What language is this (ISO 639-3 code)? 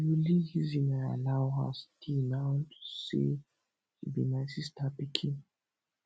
pcm